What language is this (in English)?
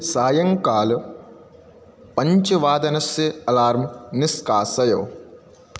Sanskrit